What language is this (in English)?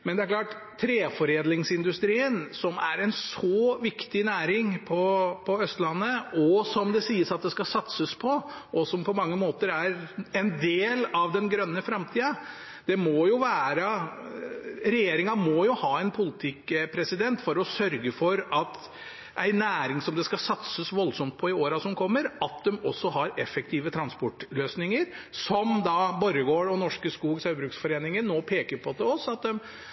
Norwegian